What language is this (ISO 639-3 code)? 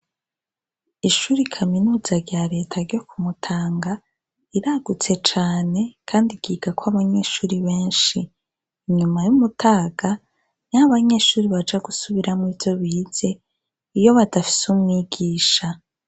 run